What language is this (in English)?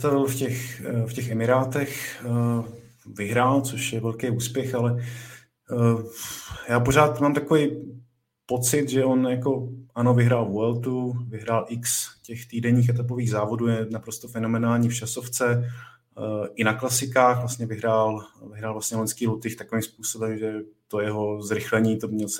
Czech